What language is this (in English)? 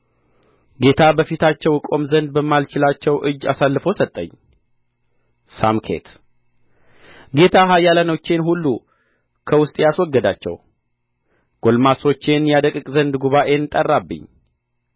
Amharic